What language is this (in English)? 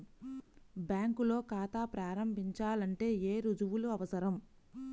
Telugu